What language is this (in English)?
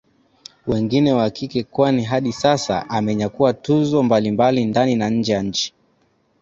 Swahili